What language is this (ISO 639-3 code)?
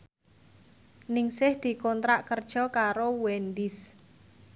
jav